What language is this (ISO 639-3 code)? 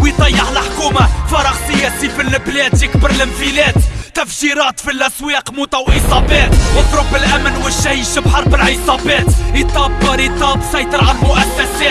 ara